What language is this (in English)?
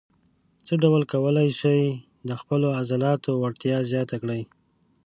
Pashto